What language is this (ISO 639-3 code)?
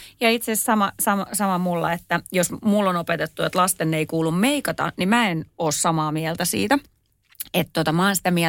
fin